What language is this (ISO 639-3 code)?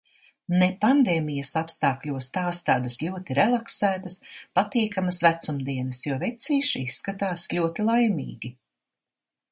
lav